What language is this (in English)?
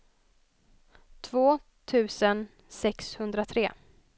Swedish